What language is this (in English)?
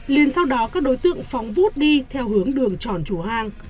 Vietnamese